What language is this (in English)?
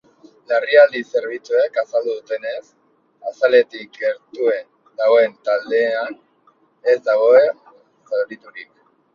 Basque